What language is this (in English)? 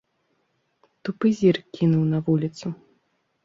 Belarusian